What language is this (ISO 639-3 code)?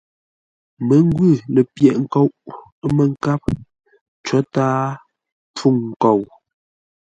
nla